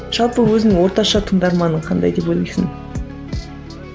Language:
Kazakh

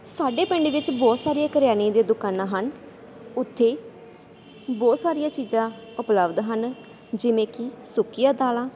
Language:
Punjabi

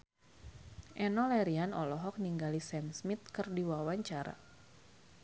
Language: Sundanese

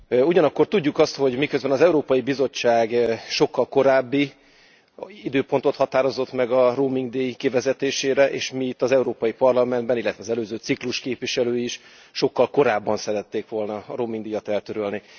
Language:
Hungarian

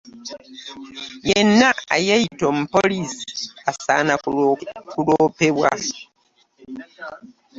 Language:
Ganda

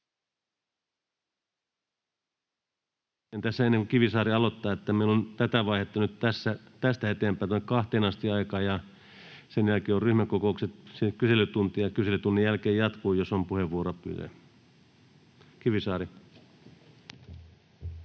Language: Finnish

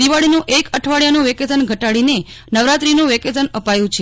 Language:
Gujarati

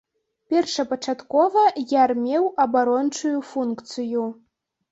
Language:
Belarusian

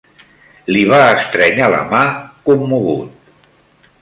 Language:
Catalan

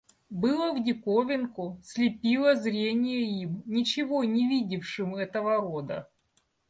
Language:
Russian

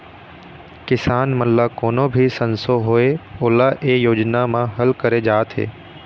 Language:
Chhattisgarhi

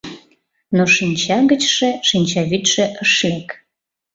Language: Mari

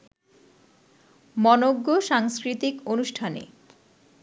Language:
Bangla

